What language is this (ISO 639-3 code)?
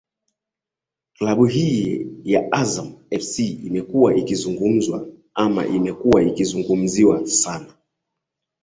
swa